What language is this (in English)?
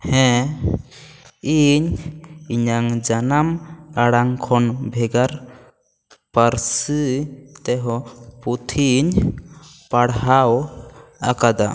Santali